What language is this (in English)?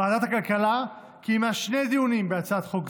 Hebrew